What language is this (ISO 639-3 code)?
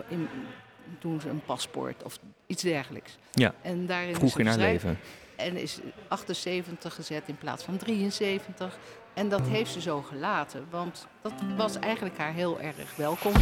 nld